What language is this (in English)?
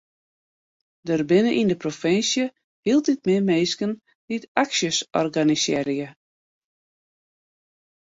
Western Frisian